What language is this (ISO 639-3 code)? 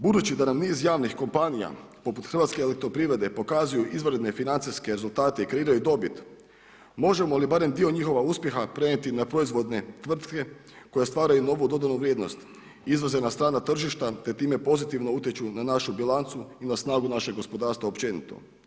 hrv